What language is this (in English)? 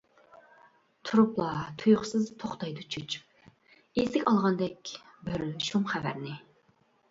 Uyghur